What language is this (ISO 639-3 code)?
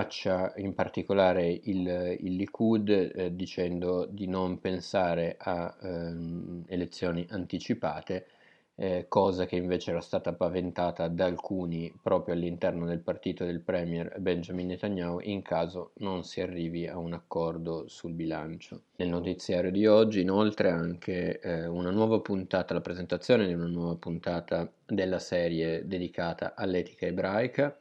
ita